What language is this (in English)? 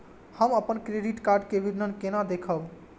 Maithili